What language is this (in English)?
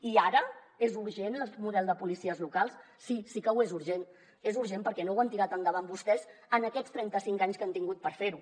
Catalan